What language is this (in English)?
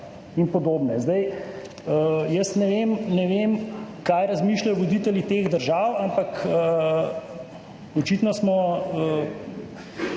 Slovenian